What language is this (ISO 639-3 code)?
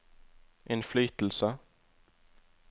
nor